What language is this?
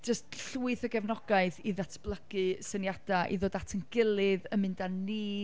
Welsh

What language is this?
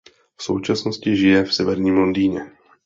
Czech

